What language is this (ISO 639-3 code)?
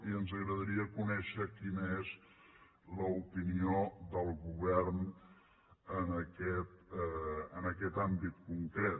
cat